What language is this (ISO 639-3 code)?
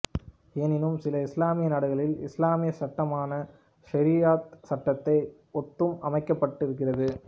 tam